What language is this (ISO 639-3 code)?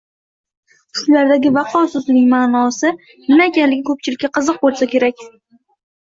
uzb